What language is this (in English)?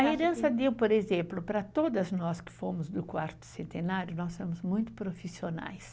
Portuguese